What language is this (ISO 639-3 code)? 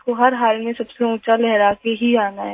hin